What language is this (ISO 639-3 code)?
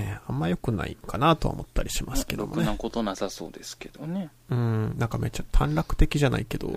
jpn